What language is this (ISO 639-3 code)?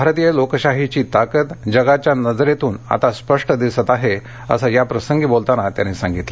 mar